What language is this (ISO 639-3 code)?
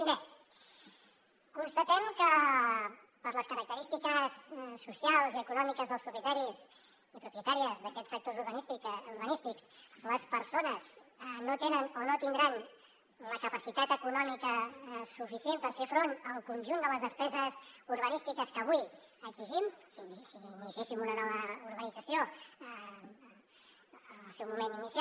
cat